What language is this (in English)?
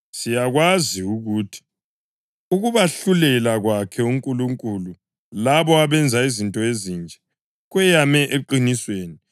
North Ndebele